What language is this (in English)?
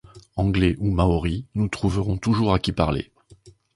French